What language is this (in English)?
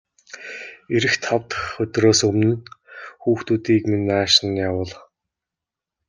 Mongolian